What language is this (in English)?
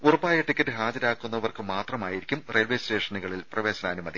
Malayalam